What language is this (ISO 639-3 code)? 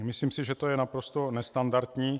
ces